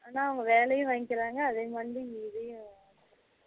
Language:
Tamil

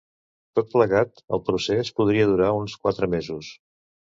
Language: Catalan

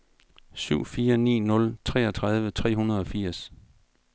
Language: Danish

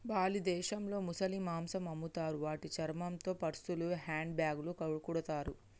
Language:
Telugu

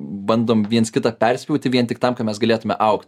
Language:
Lithuanian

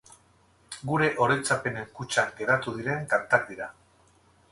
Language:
Basque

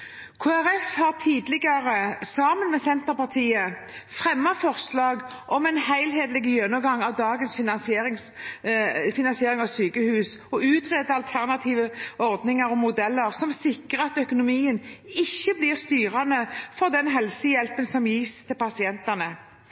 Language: Norwegian Bokmål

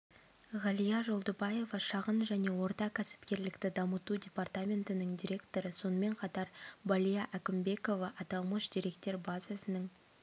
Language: Kazakh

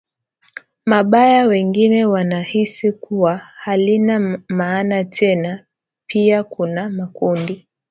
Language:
Swahili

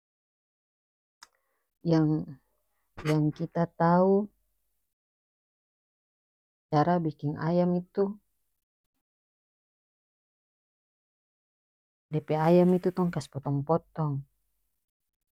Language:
North Moluccan Malay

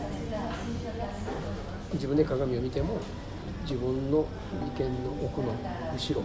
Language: Japanese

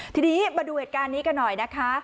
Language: Thai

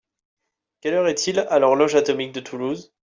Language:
French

